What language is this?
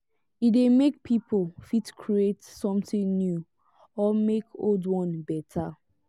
Nigerian Pidgin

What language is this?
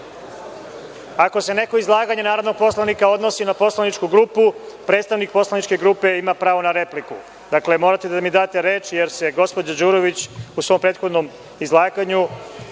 Serbian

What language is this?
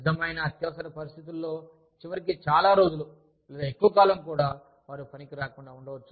Telugu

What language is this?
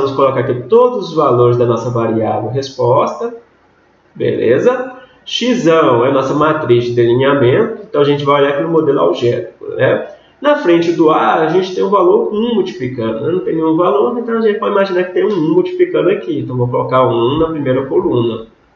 Portuguese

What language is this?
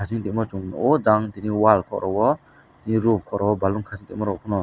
Kok Borok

